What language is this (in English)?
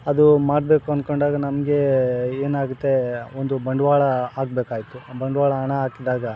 Kannada